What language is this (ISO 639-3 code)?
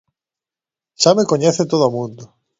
glg